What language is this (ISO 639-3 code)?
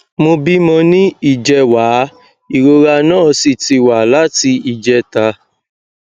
yor